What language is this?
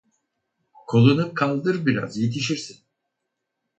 Turkish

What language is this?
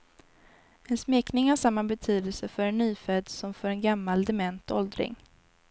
Swedish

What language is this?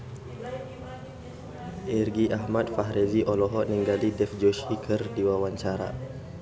Sundanese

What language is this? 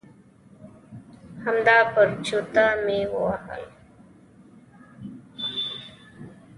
Pashto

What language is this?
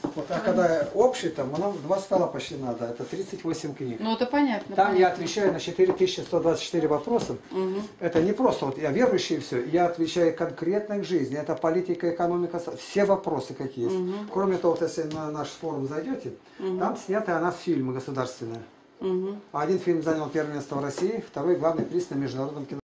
Russian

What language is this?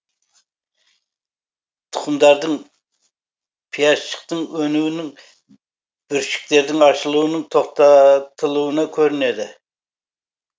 Kazakh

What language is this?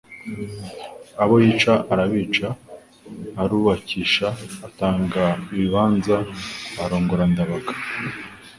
Kinyarwanda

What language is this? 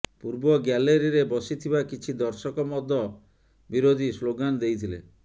Odia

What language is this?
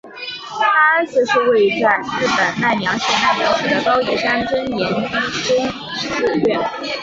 Chinese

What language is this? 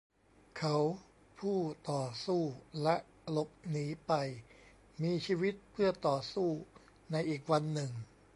Thai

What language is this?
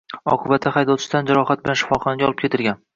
Uzbek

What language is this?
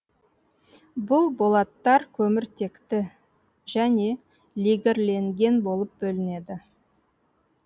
Kazakh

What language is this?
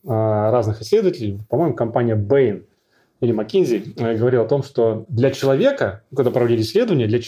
Russian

